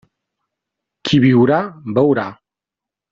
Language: Catalan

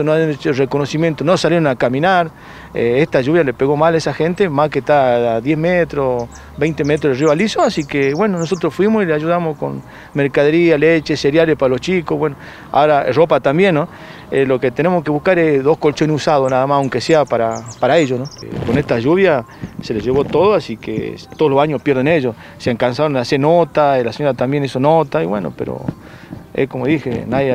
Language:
Spanish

